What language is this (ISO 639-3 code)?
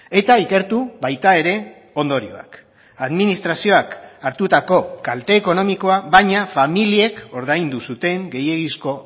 eus